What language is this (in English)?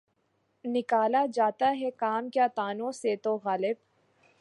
Urdu